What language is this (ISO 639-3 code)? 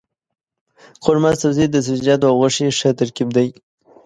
pus